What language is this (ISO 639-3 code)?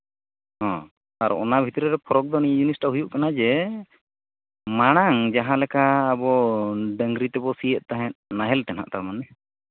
sat